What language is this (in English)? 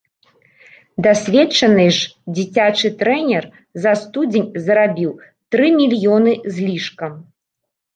Belarusian